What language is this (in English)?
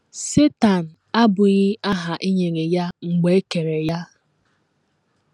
Igbo